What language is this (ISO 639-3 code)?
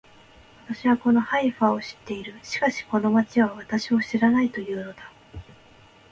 jpn